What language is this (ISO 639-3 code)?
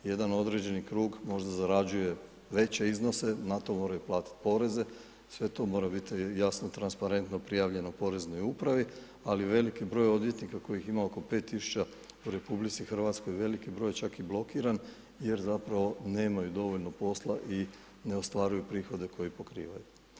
hrv